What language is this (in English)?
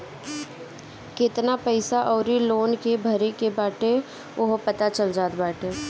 Bhojpuri